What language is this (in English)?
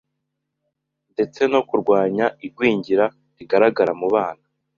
Kinyarwanda